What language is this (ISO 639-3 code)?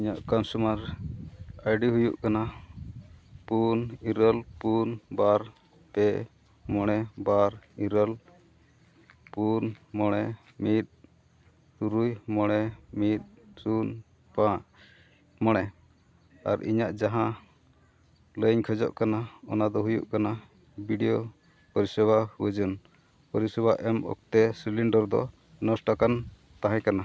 sat